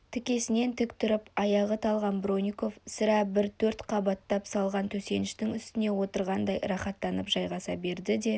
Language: Kazakh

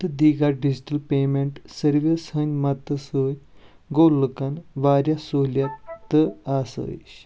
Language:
Kashmiri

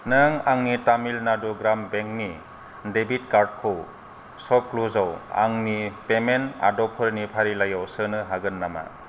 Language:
Bodo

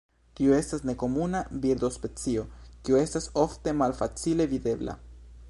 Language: Esperanto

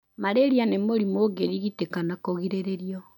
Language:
Kikuyu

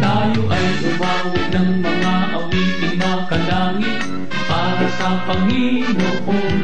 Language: Filipino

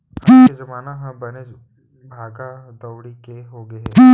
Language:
Chhattisgarhi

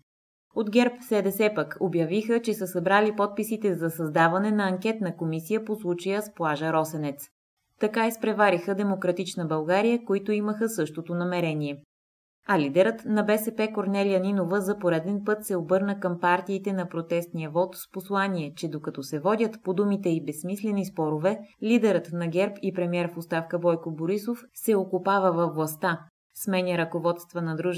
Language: Bulgarian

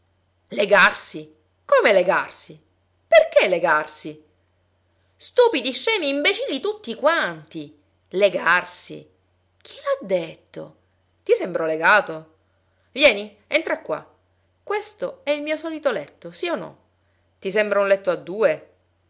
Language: Italian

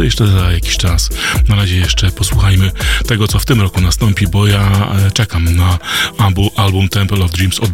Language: Polish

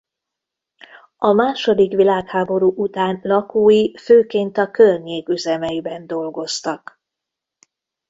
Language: Hungarian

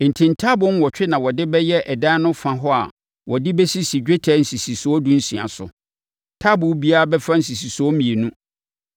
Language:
Akan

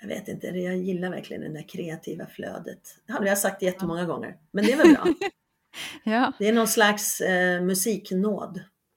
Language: Swedish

